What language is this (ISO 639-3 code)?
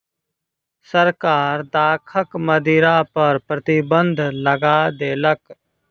mai